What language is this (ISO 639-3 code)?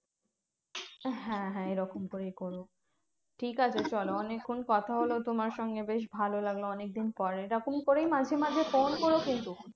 ben